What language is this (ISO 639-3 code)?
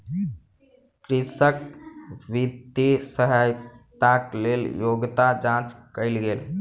mai